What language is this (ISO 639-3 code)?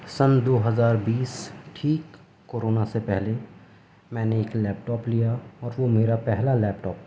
urd